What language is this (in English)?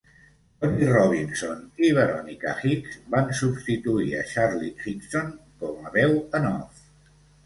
Catalan